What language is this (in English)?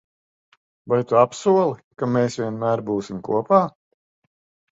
Latvian